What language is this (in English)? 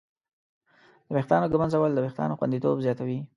Pashto